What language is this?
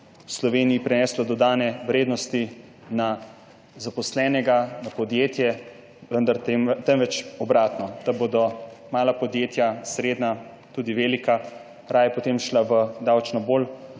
Slovenian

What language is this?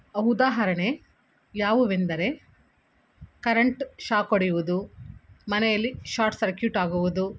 Kannada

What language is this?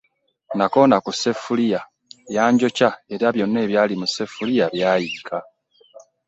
Ganda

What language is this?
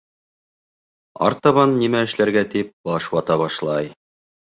Bashkir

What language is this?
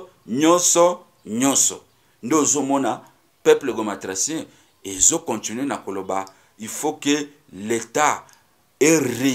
French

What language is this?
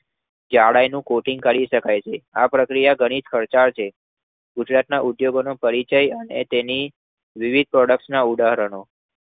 Gujarati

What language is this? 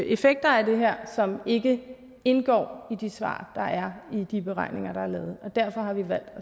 Danish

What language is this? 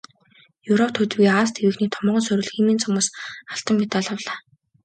Mongolian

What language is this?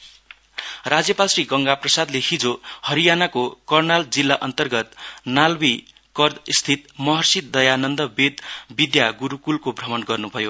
Nepali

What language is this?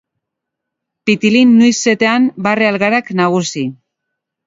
Basque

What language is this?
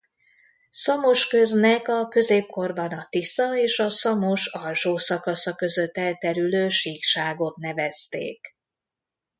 Hungarian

